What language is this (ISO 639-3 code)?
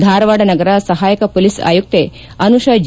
kan